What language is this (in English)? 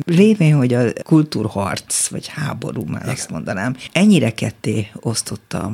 Hungarian